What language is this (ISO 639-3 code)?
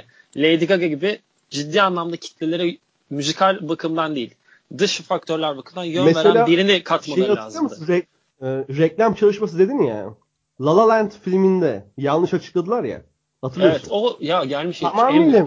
tur